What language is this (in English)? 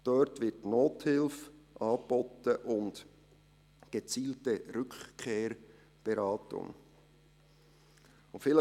Swiss German